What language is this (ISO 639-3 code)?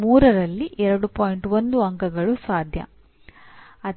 kan